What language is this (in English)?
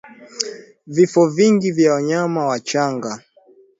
Swahili